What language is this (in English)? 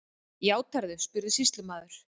Icelandic